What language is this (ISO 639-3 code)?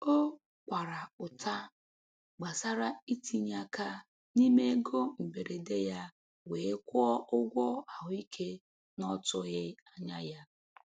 ibo